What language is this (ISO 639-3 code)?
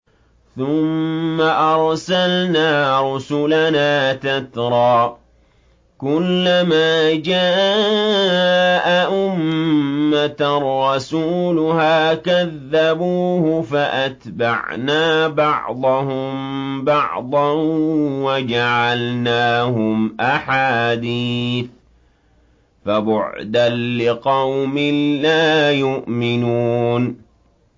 ara